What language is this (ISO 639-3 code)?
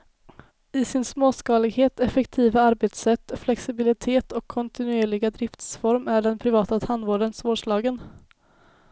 swe